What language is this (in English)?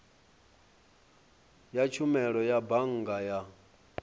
Venda